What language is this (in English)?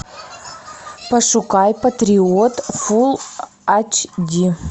Russian